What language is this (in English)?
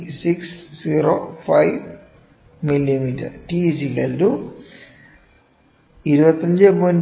Malayalam